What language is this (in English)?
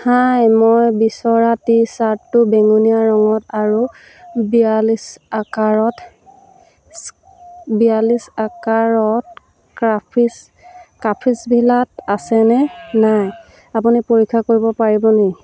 Assamese